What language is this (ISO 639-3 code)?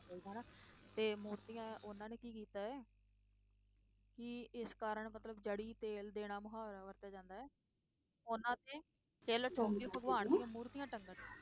pan